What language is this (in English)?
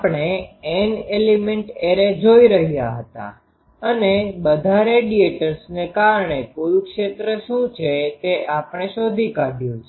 Gujarati